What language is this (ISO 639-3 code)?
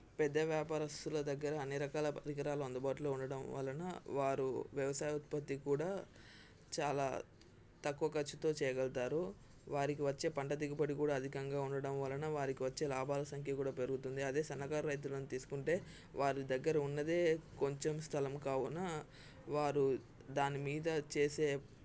tel